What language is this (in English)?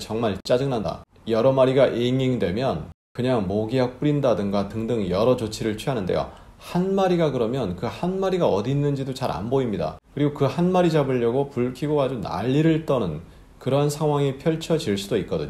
Korean